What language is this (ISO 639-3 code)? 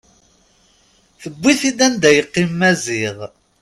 kab